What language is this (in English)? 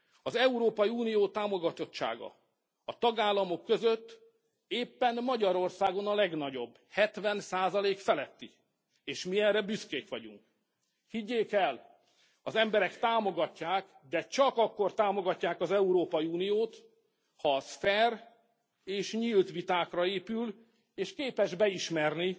Hungarian